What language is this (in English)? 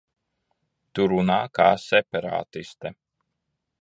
Latvian